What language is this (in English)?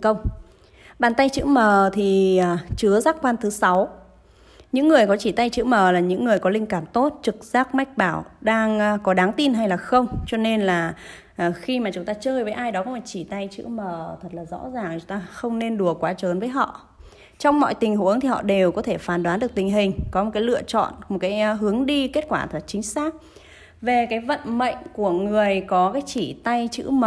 Vietnamese